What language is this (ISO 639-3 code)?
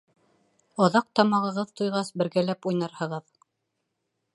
bak